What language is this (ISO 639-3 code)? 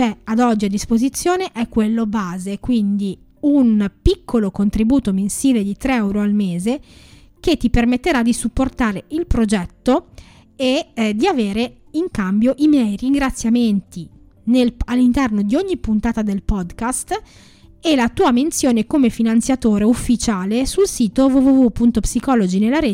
ita